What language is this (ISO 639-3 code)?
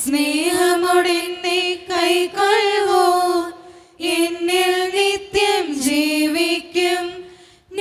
mal